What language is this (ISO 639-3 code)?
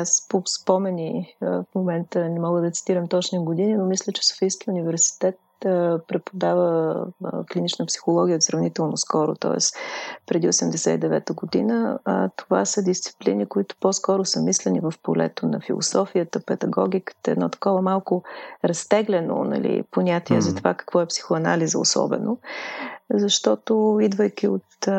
bul